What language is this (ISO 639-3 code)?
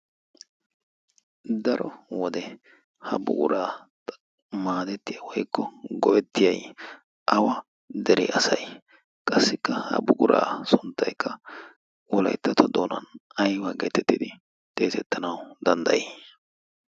wal